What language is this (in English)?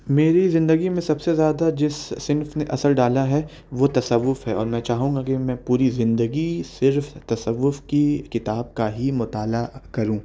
Urdu